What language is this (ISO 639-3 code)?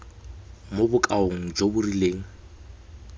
tsn